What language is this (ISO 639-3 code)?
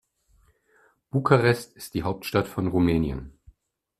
deu